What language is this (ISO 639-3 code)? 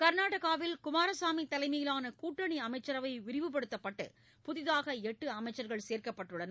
tam